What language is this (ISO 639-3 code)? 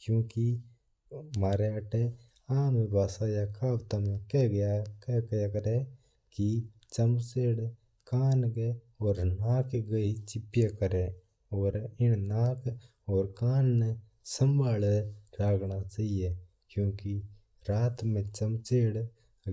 mtr